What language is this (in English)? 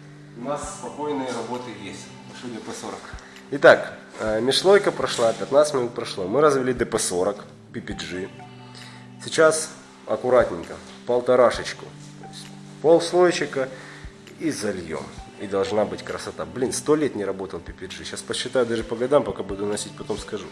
Russian